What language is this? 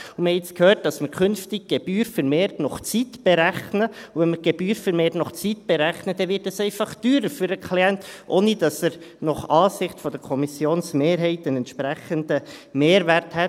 Swiss German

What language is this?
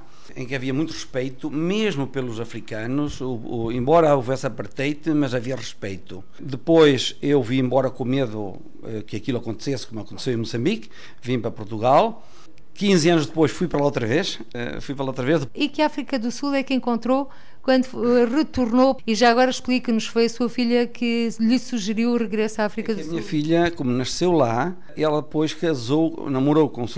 Portuguese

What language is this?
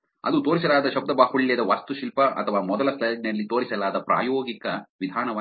Kannada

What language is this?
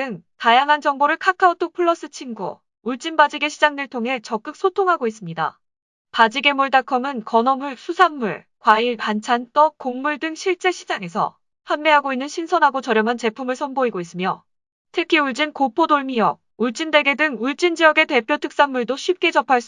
Korean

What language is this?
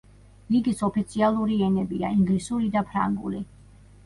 Georgian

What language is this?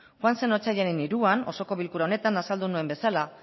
Basque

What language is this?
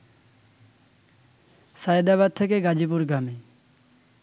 Bangla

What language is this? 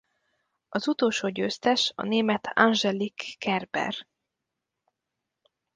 Hungarian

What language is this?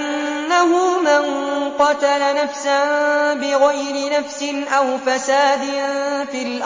Arabic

